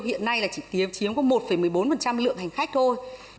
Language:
Vietnamese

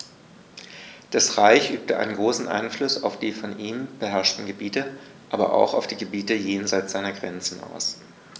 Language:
German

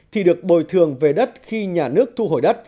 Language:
Vietnamese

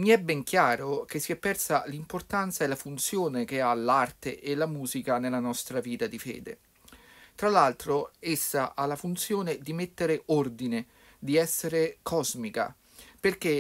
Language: Italian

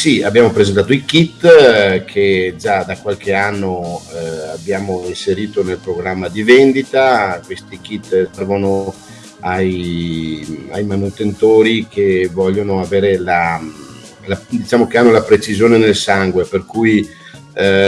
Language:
Italian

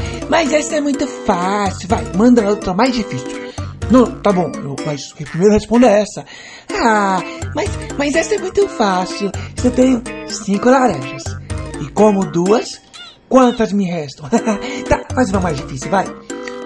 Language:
Portuguese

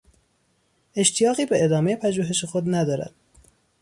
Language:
Persian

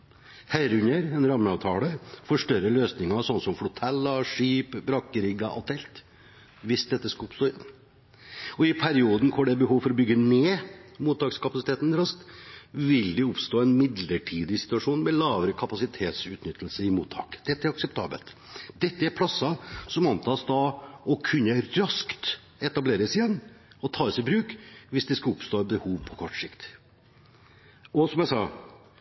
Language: Norwegian Bokmål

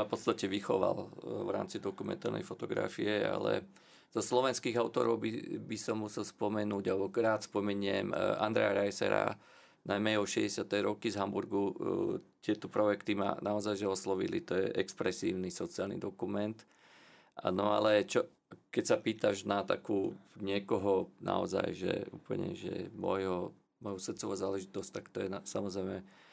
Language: Slovak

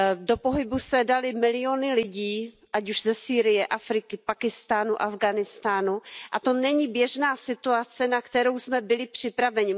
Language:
Czech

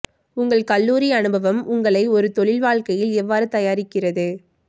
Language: Tamil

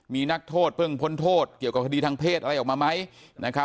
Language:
Thai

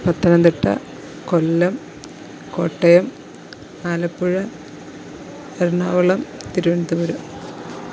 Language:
Malayalam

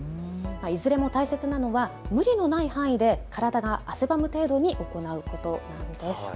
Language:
Japanese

